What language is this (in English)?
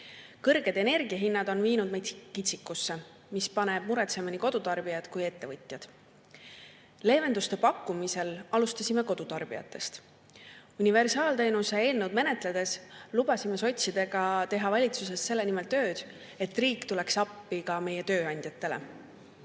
Estonian